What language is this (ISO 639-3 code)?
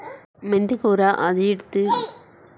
tel